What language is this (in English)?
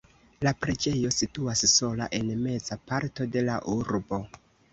Esperanto